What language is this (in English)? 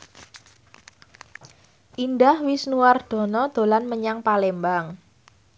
Javanese